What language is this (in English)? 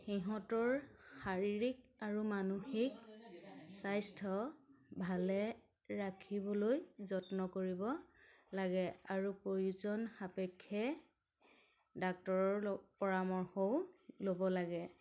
Assamese